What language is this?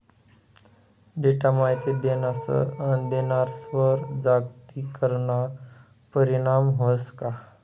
Marathi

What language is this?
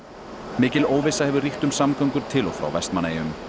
Icelandic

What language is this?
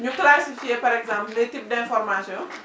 Wolof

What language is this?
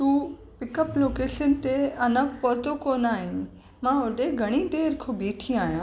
Sindhi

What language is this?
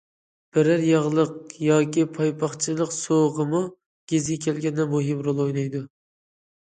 Uyghur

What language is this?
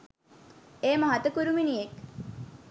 Sinhala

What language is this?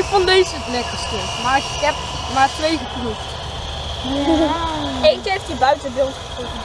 Dutch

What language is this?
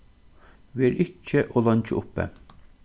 Faroese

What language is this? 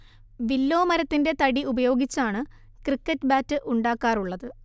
Malayalam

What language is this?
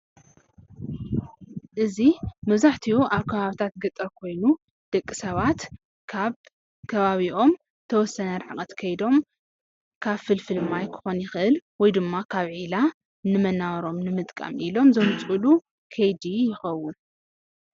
Tigrinya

